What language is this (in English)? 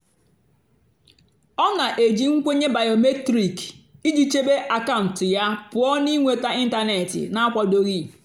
Igbo